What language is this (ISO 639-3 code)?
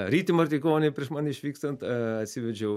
lit